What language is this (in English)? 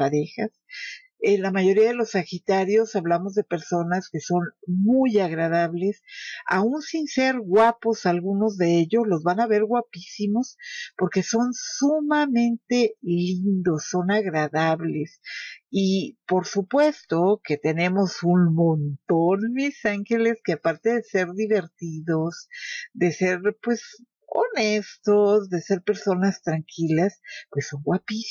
Spanish